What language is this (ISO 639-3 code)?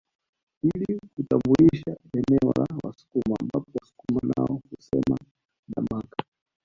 swa